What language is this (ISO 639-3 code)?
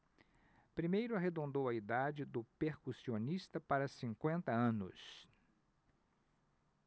por